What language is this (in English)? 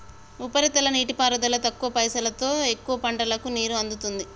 Telugu